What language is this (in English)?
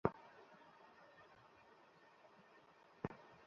Bangla